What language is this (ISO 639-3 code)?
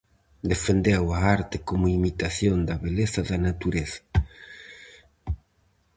glg